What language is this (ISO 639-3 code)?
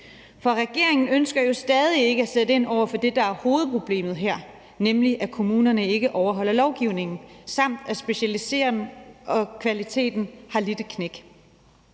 dan